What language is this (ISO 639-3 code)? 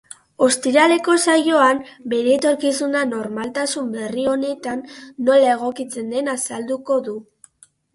eus